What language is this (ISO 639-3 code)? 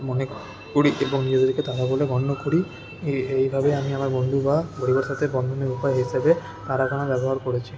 ben